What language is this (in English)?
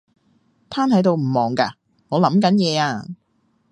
Cantonese